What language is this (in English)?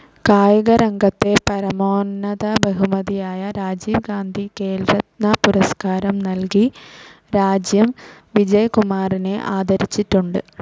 Malayalam